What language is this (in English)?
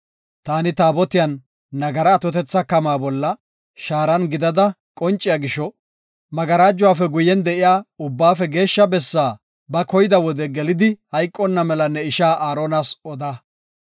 Gofa